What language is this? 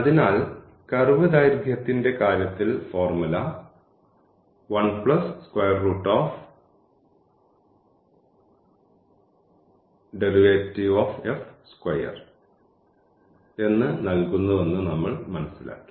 Malayalam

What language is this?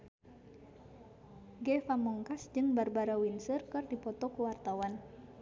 Sundanese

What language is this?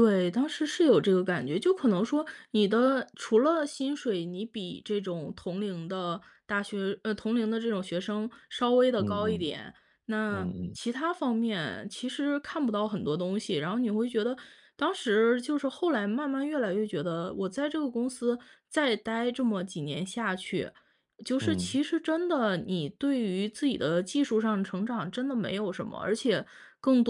Chinese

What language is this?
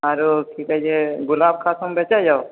Maithili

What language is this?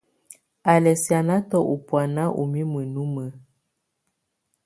Tunen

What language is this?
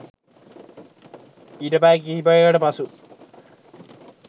Sinhala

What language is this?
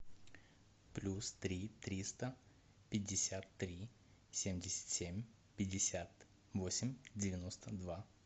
Russian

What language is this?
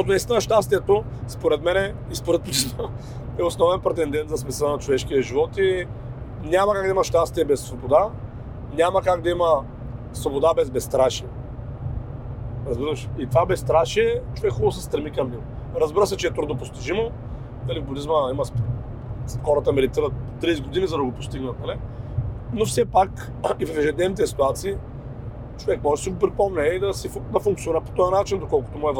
Bulgarian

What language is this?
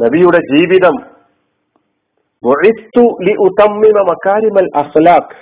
Malayalam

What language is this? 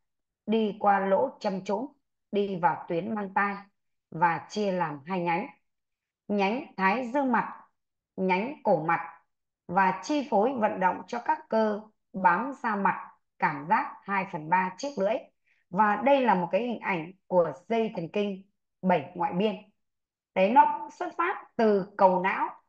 Vietnamese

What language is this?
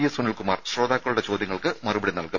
Malayalam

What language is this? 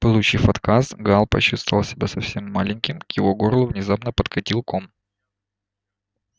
Russian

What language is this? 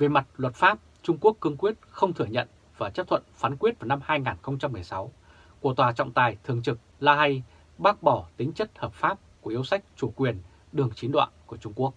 Vietnamese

